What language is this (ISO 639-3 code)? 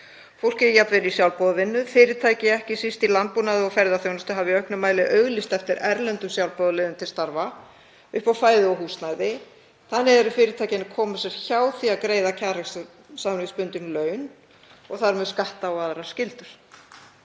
isl